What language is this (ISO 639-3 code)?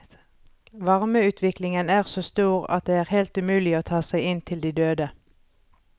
nor